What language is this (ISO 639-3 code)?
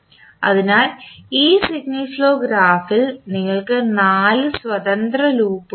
mal